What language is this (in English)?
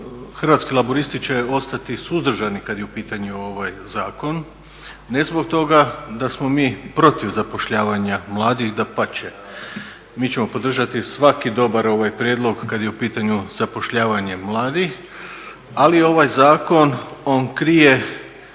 Croatian